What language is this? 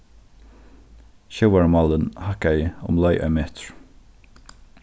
Faroese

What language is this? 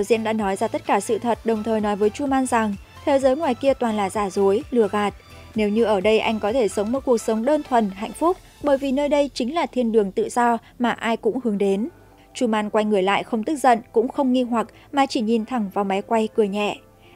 Vietnamese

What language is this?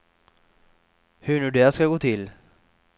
Swedish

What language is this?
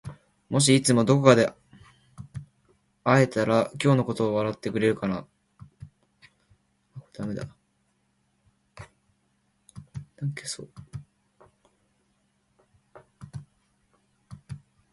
Japanese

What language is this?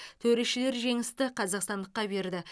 Kazakh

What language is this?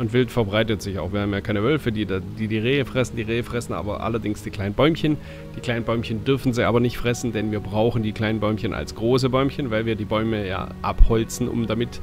German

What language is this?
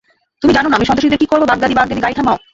Bangla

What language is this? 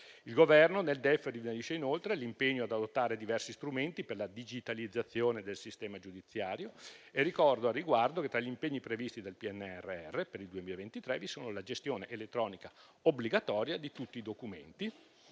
Italian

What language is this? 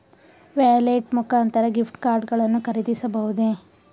Kannada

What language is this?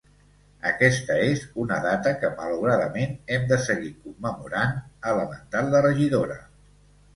Catalan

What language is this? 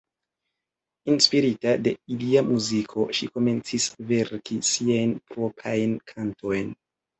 Esperanto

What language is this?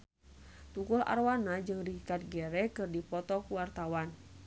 Sundanese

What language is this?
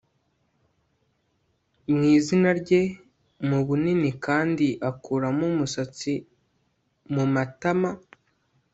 Kinyarwanda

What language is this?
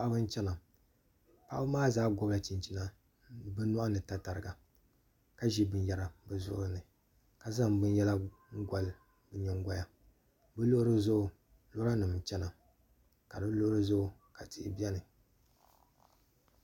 Dagbani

